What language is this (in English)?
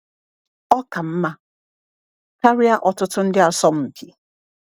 Igbo